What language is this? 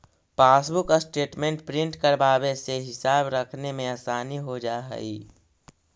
Magahi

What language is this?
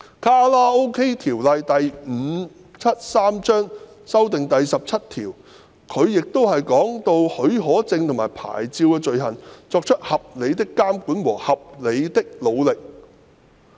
Cantonese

